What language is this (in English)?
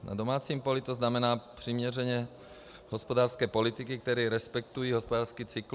Czech